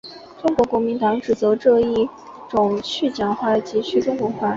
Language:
Chinese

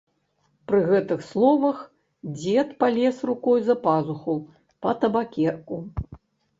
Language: Belarusian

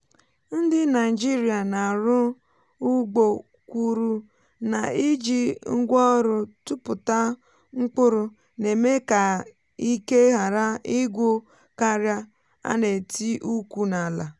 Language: Igbo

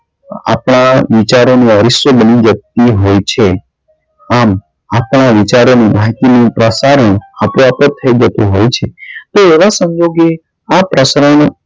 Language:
Gujarati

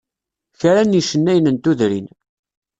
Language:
Kabyle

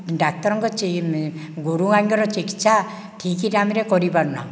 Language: Odia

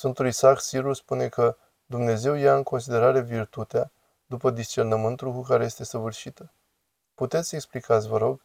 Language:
Romanian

